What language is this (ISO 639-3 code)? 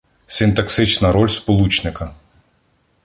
ukr